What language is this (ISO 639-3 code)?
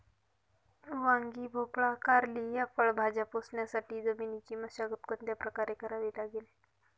mar